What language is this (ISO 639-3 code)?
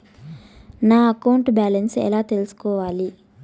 tel